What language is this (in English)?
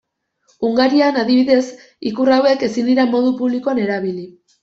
Basque